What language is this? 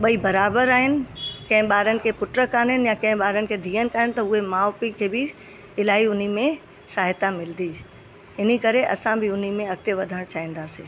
Sindhi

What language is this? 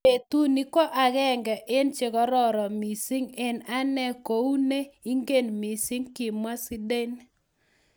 Kalenjin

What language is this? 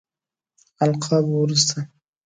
Pashto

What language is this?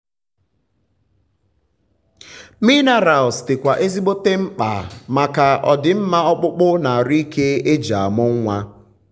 Igbo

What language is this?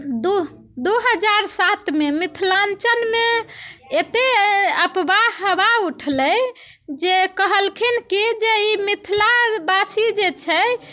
Maithili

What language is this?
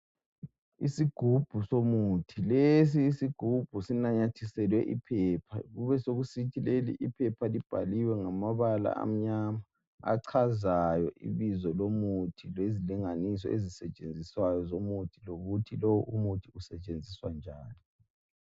North Ndebele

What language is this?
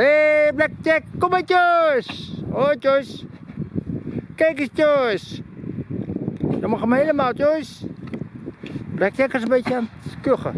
Dutch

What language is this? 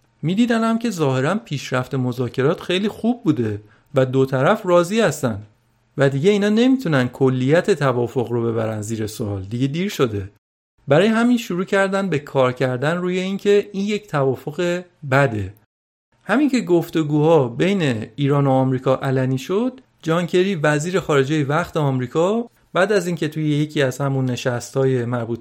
Persian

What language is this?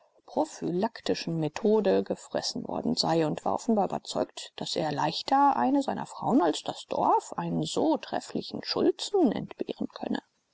German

